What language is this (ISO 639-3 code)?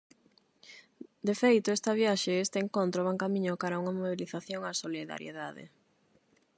glg